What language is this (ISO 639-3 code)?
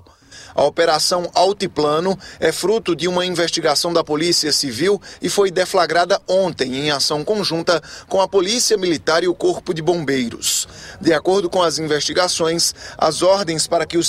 por